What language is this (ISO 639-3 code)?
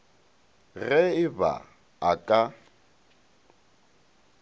nso